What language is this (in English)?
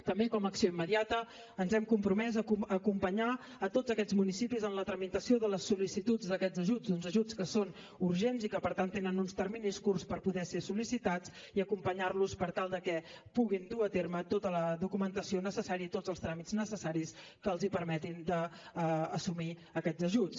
Catalan